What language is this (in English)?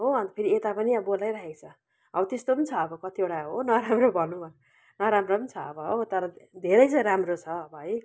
Nepali